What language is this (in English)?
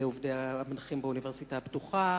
Hebrew